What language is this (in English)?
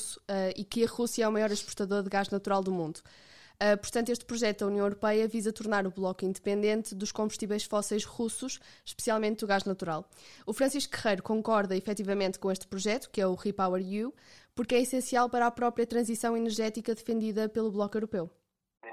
Portuguese